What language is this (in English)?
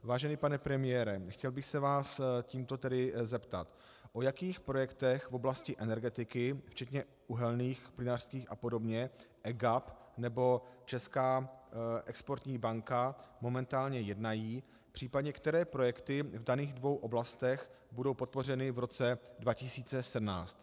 Czech